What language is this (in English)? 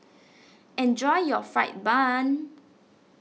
English